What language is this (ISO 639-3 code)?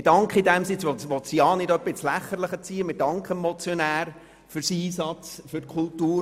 gsw